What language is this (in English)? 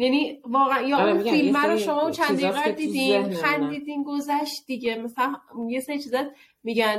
Persian